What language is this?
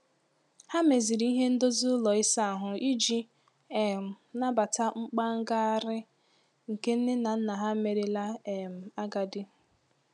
Igbo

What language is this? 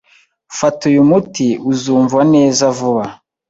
Kinyarwanda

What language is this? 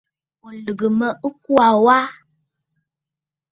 Bafut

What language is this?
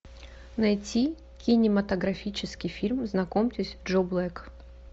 Russian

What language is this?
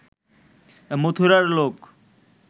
Bangla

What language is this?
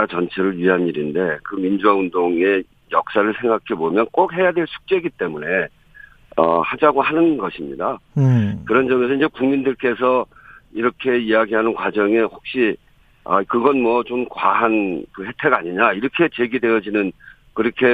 Korean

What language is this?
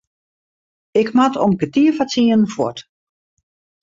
Western Frisian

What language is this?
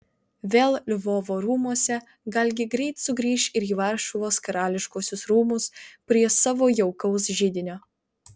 Lithuanian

